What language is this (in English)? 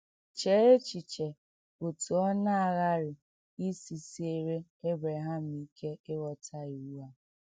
Igbo